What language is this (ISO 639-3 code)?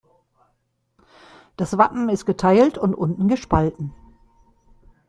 deu